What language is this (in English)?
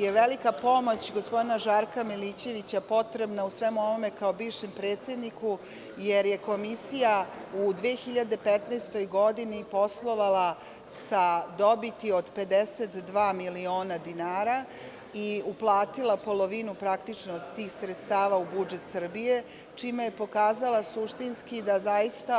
Serbian